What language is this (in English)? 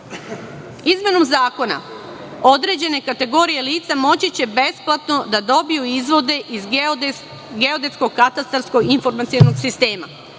Serbian